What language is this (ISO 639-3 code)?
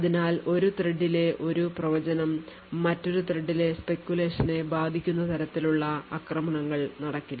mal